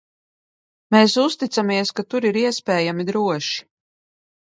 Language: Latvian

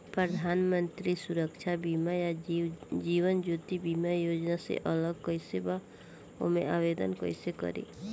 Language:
Bhojpuri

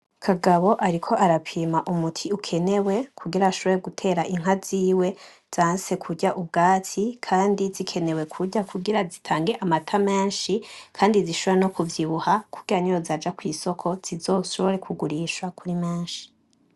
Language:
Rundi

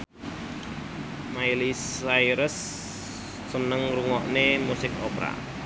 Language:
Javanese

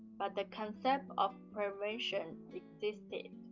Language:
English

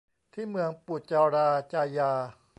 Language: Thai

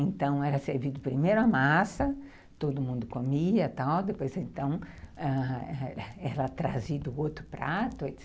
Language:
Portuguese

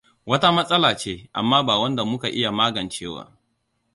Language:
Hausa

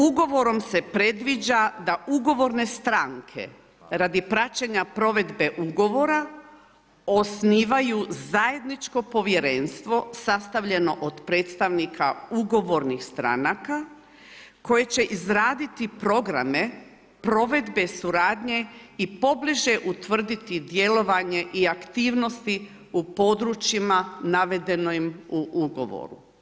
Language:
Croatian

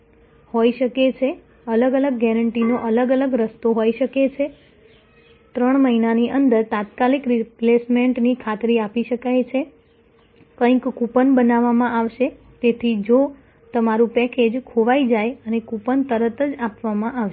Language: Gujarati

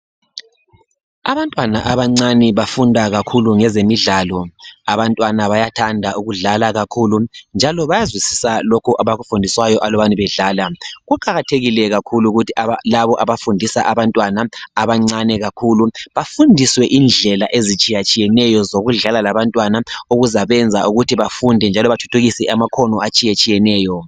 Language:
North Ndebele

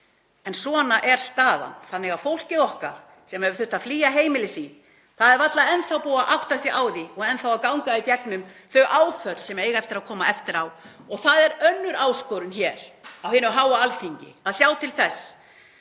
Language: Icelandic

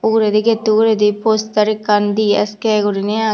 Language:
Chakma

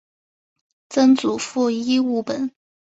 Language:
Chinese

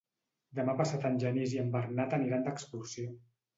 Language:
Catalan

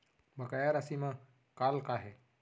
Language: Chhattisgarhi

